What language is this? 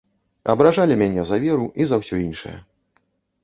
Belarusian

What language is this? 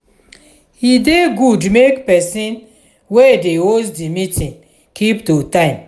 Nigerian Pidgin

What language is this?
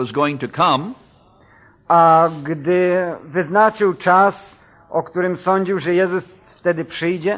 Polish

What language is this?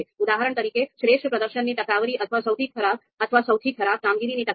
Gujarati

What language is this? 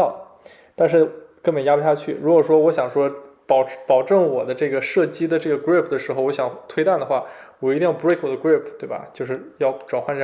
Chinese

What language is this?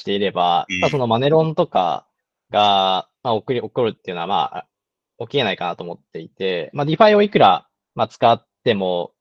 Japanese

